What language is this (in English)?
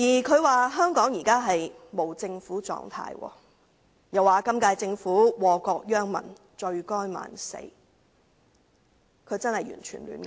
Cantonese